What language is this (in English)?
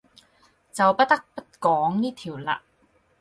Cantonese